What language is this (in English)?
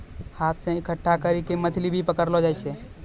Maithili